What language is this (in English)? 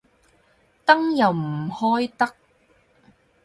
Cantonese